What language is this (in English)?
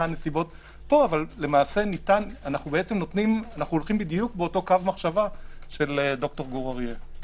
Hebrew